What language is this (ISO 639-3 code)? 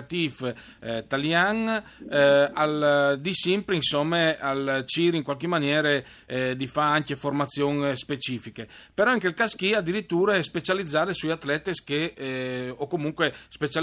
ita